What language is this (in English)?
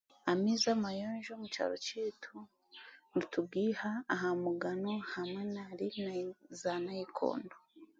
Chiga